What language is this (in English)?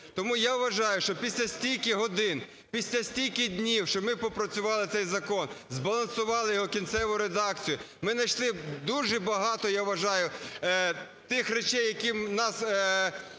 Ukrainian